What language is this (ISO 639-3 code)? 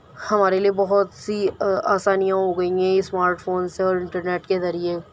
urd